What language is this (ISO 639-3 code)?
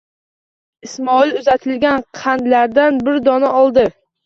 uzb